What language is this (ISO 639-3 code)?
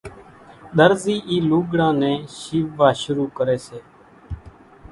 gjk